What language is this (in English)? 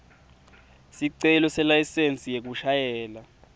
Swati